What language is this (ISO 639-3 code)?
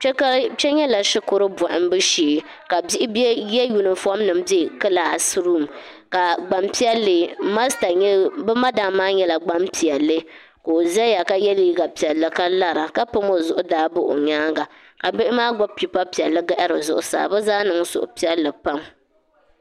dag